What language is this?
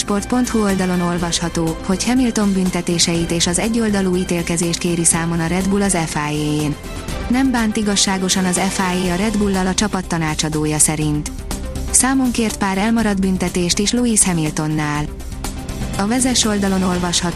Hungarian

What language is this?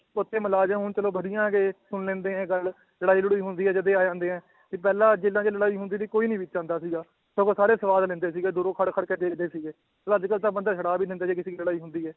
Punjabi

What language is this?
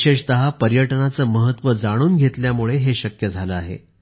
Marathi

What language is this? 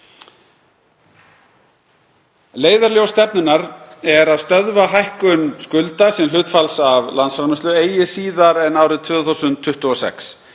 Icelandic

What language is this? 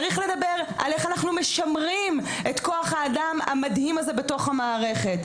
Hebrew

